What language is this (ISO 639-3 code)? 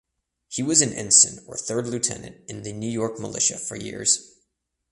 eng